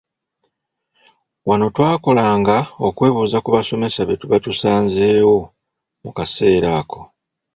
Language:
Ganda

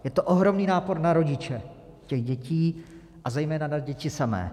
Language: Czech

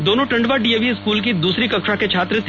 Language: Hindi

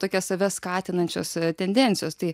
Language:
Lithuanian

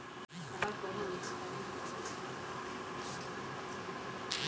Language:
Bangla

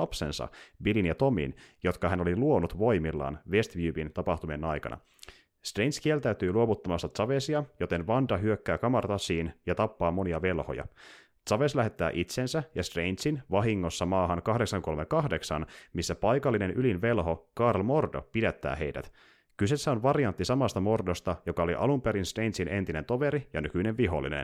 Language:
Finnish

